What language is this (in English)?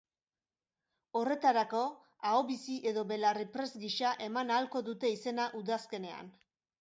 Basque